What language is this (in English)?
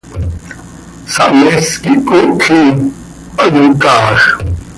Seri